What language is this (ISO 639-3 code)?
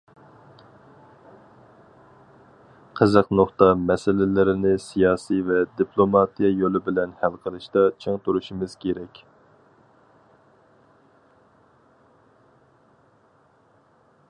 uig